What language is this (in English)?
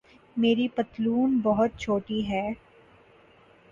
Urdu